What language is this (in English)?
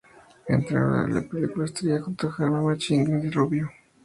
Spanish